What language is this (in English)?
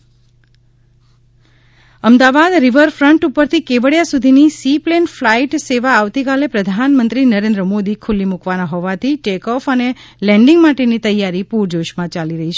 Gujarati